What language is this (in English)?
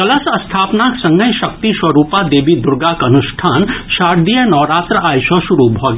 Maithili